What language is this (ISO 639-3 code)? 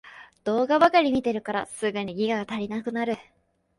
jpn